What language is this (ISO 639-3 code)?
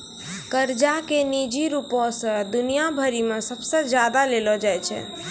mai